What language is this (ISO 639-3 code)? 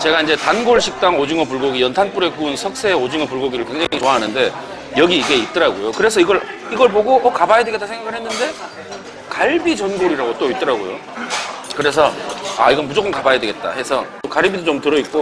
kor